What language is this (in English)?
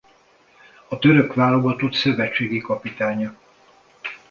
Hungarian